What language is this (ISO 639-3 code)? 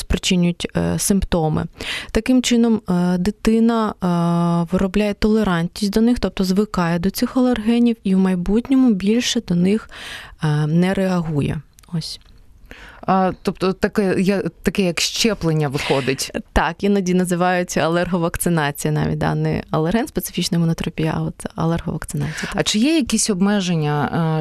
ukr